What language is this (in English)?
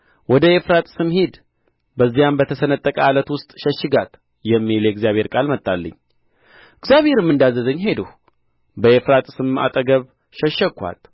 Amharic